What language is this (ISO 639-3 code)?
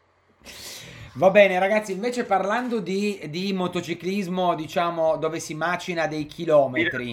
ita